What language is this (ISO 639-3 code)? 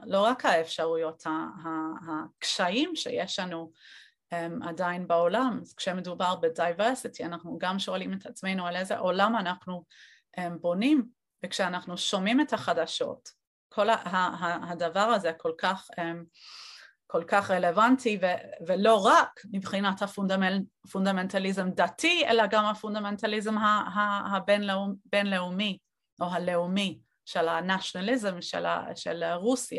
heb